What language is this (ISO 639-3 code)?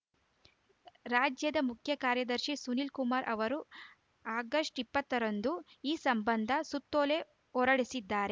kan